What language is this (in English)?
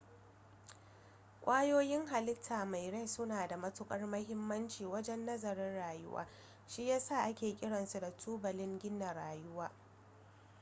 Hausa